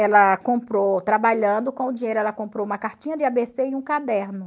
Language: Portuguese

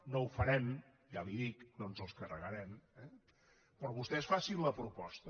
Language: Catalan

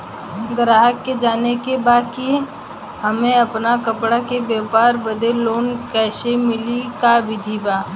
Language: Bhojpuri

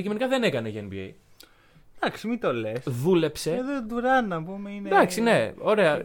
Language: Greek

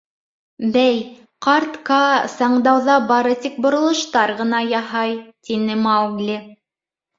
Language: Bashkir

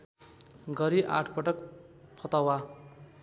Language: Nepali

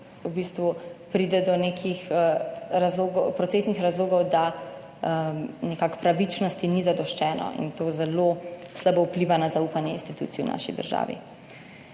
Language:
Slovenian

